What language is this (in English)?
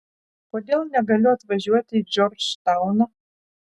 Lithuanian